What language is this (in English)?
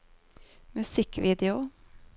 Norwegian